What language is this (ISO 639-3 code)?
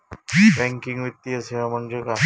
mar